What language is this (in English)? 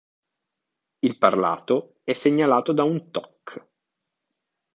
Italian